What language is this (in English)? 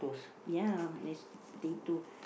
English